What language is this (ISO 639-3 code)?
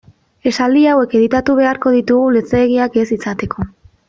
eus